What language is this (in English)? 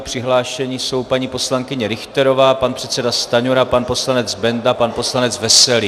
Czech